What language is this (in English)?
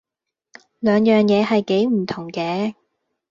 Cantonese